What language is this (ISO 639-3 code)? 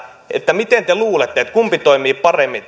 fin